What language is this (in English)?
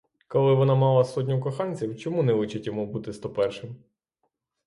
Ukrainian